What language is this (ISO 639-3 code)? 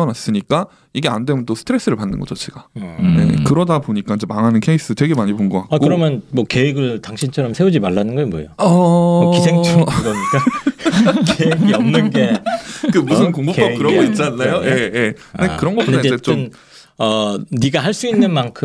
kor